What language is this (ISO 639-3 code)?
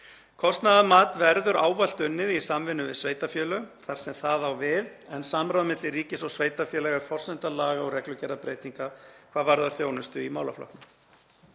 isl